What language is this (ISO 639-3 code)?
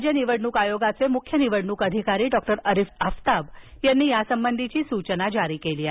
mar